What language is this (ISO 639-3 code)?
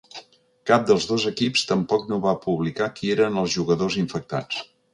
cat